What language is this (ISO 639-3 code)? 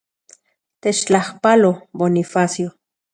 ncx